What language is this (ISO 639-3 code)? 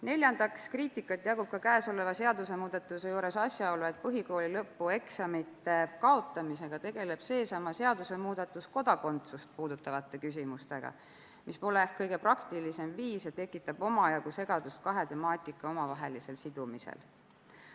est